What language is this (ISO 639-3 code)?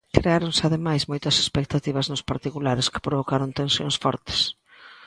glg